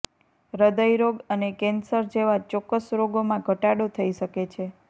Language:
Gujarati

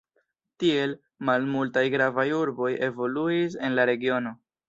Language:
Esperanto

